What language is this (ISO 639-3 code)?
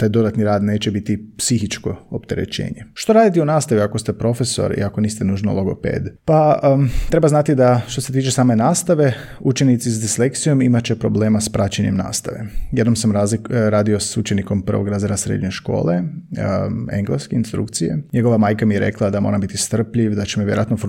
hrv